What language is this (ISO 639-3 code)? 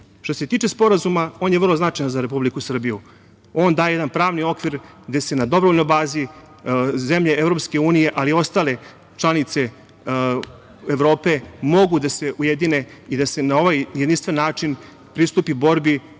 srp